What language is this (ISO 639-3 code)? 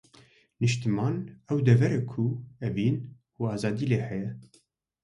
kur